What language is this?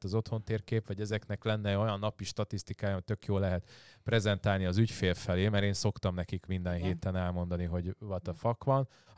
Hungarian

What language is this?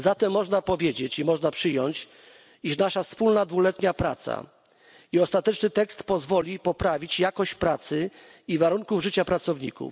Polish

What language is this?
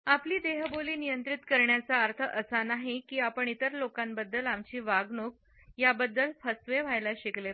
Marathi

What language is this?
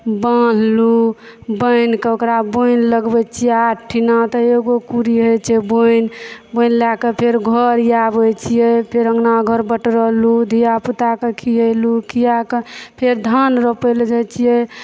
Maithili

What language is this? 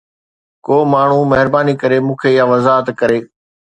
Sindhi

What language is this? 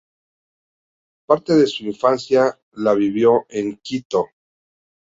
Spanish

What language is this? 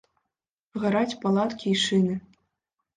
Belarusian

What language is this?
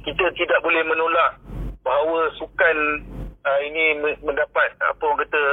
Malay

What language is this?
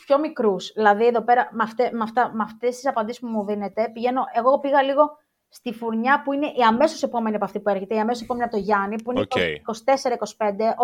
Greek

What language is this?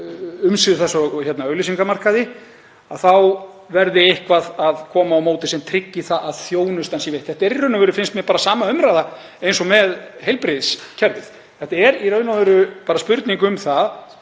Icelandic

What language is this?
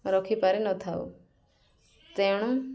Odia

